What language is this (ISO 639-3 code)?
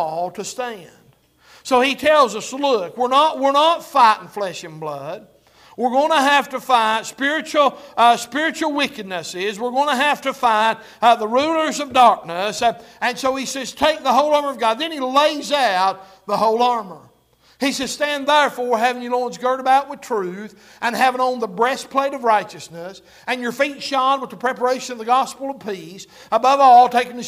eng